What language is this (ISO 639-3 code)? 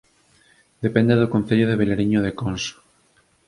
glg